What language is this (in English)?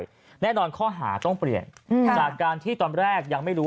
Thai